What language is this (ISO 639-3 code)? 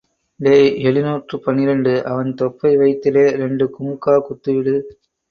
tam